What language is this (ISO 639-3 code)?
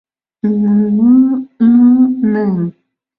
chm